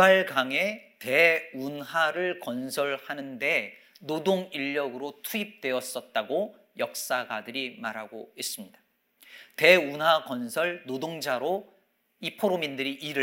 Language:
Korean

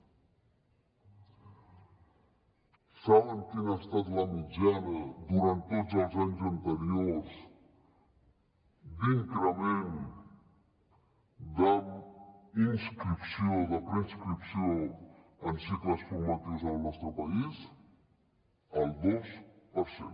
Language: Catalan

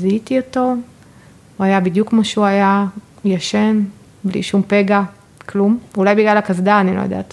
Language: Hebrew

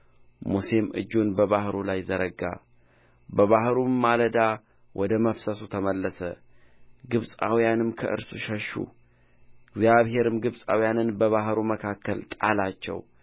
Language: Amharic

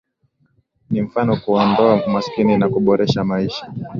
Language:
Swahili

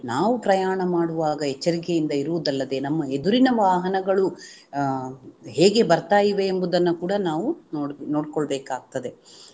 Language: Kannada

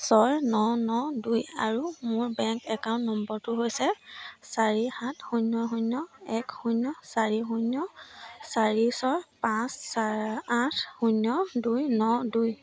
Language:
Assamese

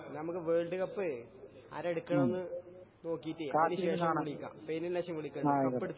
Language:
Malayalam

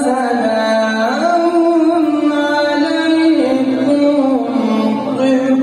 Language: Arabic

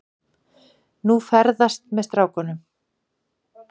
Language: Icelandic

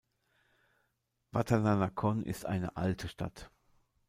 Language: German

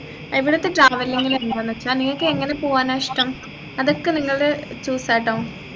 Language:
Malayalam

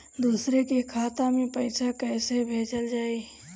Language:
Bhojpuri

